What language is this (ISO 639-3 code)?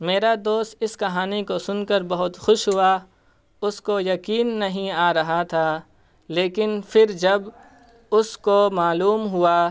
urd